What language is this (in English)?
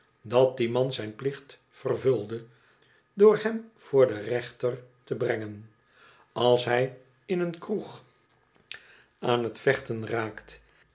Dutch